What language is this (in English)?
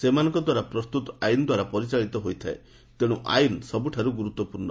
Odia